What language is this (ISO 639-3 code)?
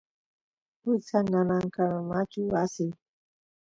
qus